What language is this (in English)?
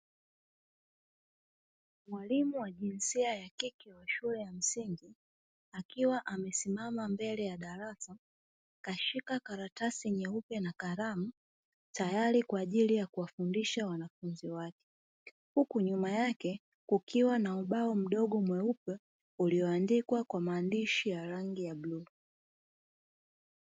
Swahili